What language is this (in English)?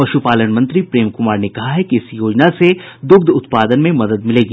Hindi